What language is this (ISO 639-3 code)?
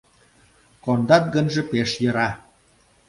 chm